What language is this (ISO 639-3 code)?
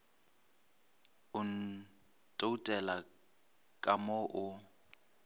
nso